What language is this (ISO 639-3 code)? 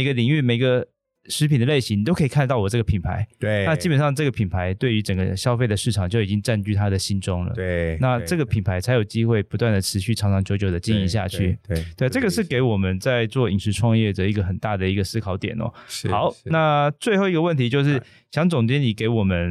zho